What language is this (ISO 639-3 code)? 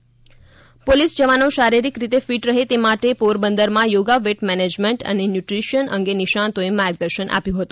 guj